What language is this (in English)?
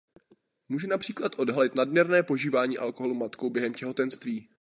Czech